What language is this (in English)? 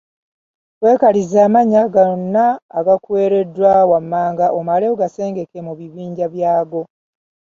Ganda